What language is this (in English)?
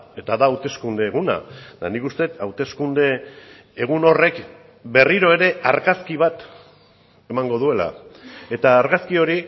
Basque